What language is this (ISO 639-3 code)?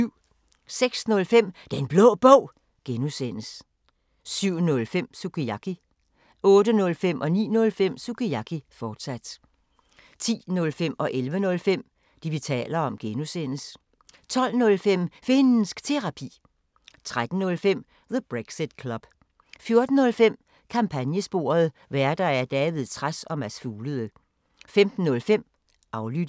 dan